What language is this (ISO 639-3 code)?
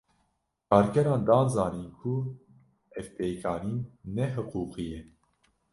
kur